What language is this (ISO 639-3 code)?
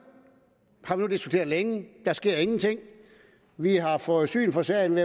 dan